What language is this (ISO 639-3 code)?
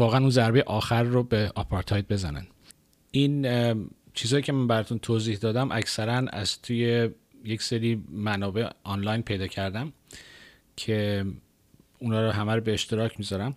fas